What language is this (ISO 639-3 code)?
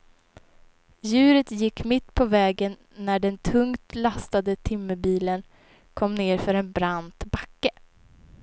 swe